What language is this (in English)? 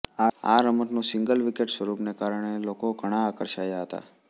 Gujarati